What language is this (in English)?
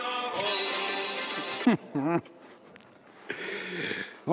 Estonian